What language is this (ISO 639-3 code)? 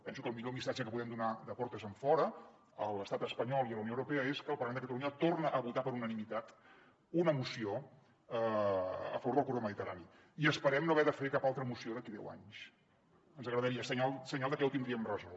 cat